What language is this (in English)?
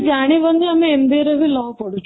Odia